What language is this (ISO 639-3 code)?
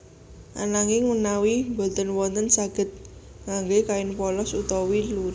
jav